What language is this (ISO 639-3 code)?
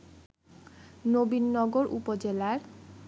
ben